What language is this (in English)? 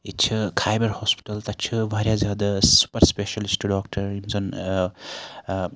Kashmiri